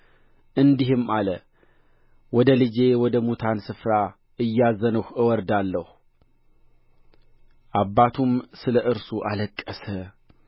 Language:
Amharic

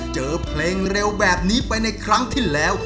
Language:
Thai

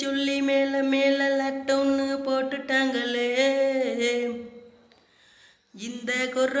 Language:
Tamil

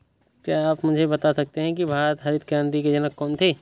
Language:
Hindi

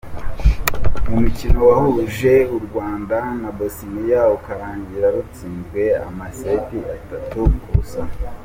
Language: Kinyarwanda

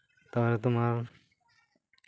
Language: Santali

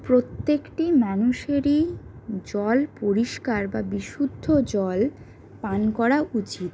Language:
Bangla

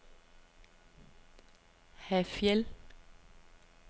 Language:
Danish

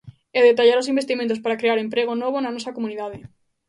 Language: Galician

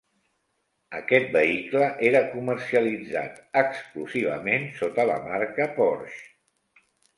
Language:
Catalan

